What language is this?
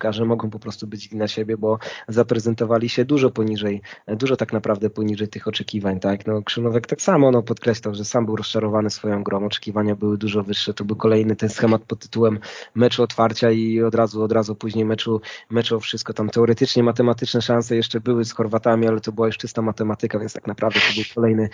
Polish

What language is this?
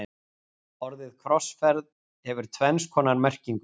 Icelandic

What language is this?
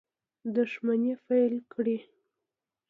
Pashto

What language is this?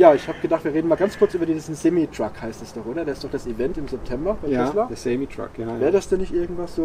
German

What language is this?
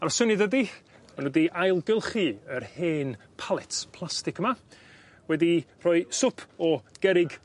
Welsh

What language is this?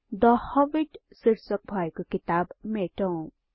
Nepali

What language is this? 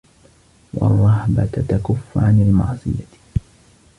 Arabic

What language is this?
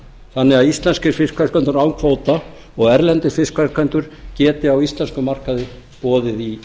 Icelandic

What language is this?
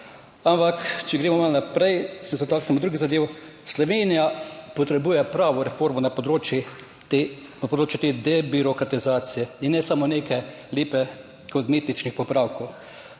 Slovenian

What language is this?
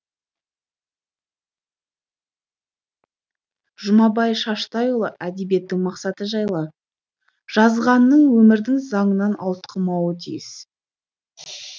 Kazakh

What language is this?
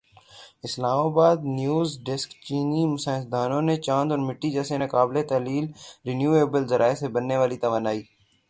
Urdu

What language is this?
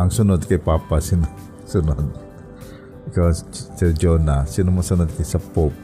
Filipino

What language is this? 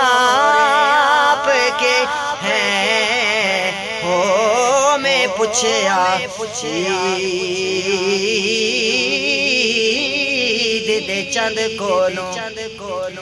Urdu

